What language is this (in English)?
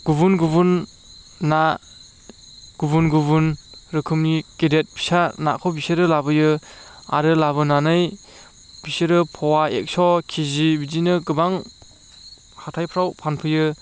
Bodo